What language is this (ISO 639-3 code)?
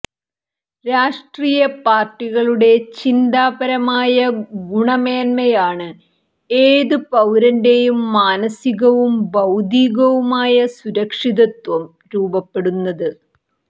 mal